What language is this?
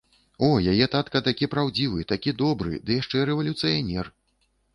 Belarusian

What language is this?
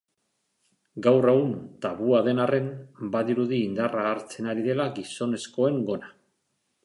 Basque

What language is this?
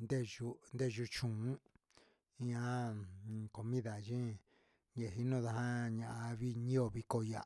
Huitepec Mixtec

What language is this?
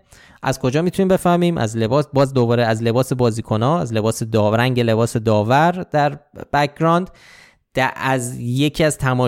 Persian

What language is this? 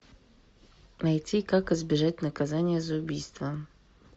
Russian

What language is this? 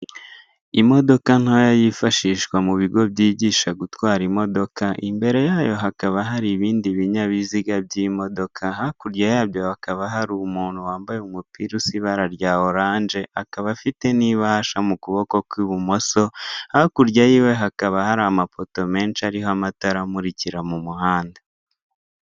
Kinyarwanda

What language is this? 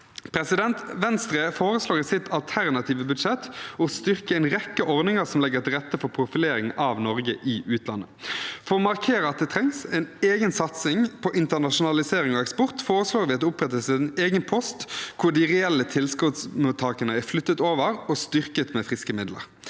Norwegian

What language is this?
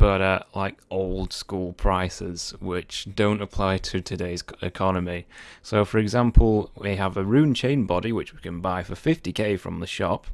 English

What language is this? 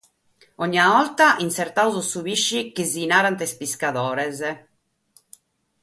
Sardinian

